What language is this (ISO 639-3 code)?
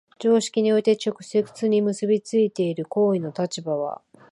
jpn